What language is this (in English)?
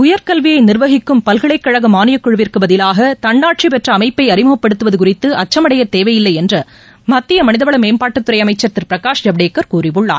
Tamil